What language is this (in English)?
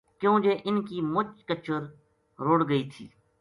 Gujari